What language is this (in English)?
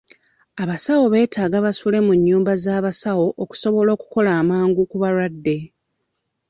Ganda